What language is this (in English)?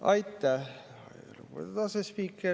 Estonian